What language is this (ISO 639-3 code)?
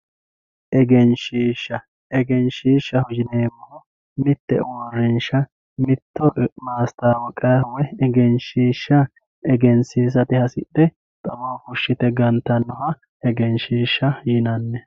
sid